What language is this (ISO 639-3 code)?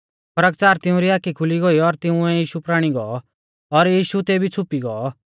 bfz